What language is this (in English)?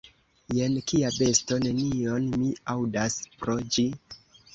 Esperanto